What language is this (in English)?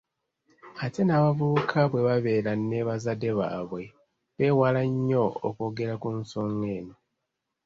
Ganda